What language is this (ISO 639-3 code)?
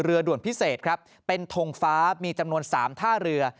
tha